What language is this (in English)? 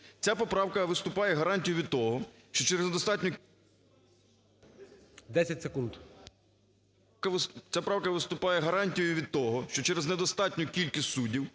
Ukrainian